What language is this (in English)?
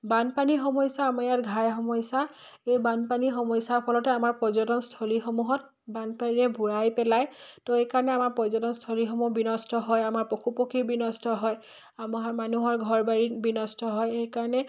Assamese